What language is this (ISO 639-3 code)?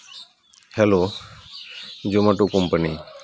sat